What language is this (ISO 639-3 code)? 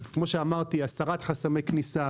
heb